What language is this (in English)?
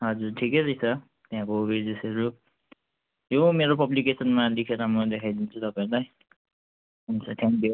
Nepali